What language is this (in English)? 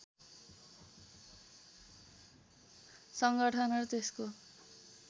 Nepali